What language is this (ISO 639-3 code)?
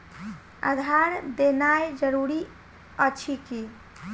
mai